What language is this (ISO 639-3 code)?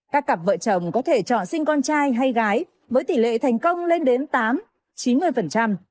vie